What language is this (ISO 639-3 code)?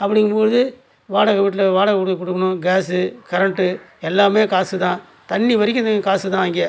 tam